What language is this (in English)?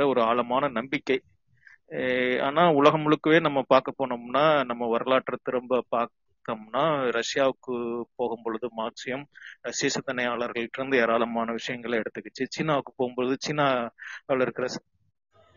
Tamil